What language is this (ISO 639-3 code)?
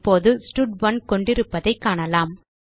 tam